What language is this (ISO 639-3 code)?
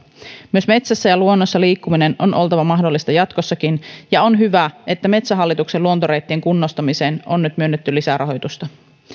fin